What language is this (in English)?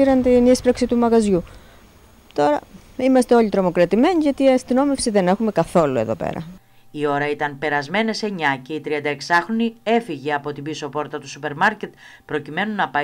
Greek